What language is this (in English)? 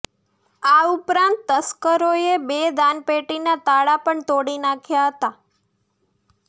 Gujarati